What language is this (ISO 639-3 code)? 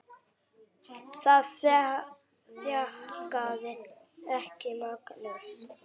isl